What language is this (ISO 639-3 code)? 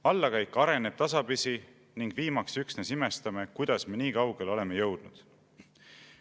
est